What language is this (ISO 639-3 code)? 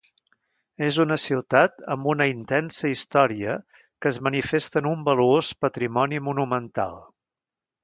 cat